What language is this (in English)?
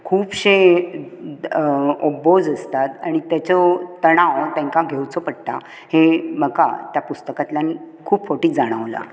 Konkani